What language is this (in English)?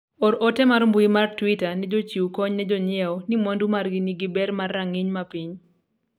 Luo (Kenya and Tanzania)